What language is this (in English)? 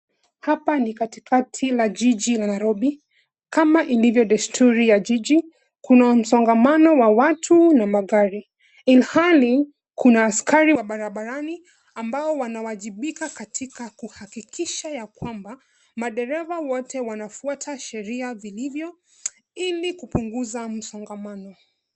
Swahili